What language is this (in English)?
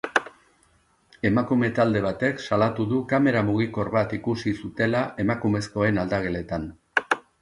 Basque